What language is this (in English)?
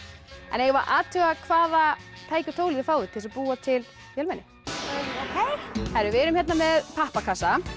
Icelandic